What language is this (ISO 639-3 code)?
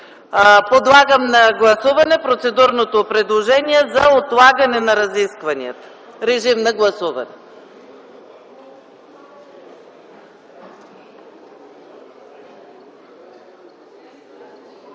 bul